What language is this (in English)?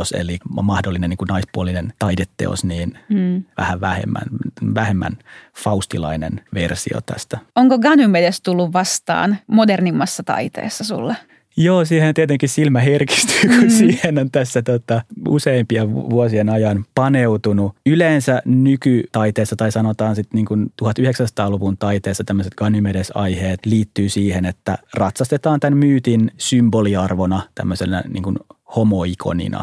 Finnish